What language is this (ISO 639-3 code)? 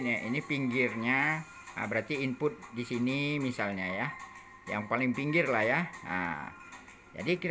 ind